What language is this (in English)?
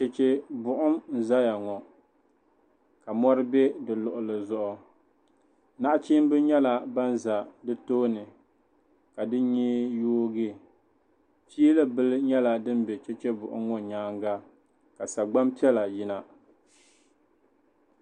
Dagbani